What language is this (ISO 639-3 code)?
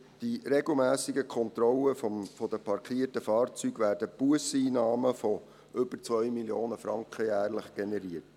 gsw